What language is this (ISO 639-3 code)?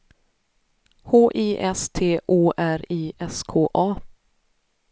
swe